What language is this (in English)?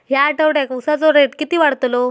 Marathi